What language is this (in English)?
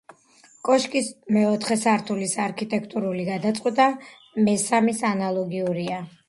Georgian